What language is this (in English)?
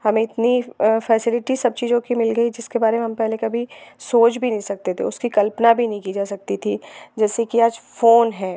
Hindi